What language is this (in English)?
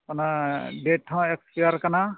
Santali